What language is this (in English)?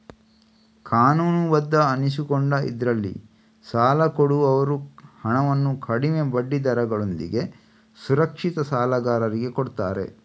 Kannada